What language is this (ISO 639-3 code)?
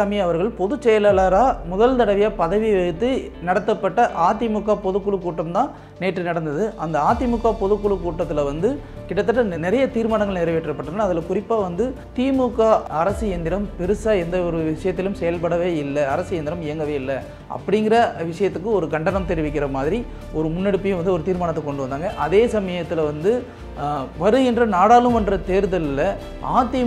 tam